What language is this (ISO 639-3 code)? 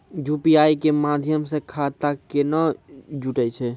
mai